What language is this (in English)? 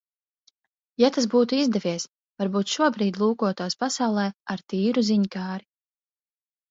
Latvian